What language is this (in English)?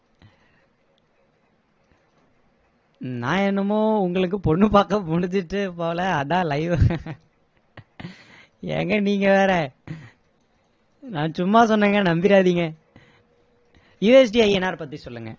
Tamil